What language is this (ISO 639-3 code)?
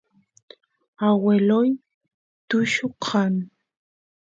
qus